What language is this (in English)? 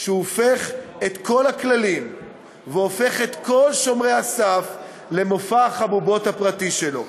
Hebrew